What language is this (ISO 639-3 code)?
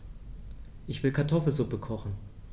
deu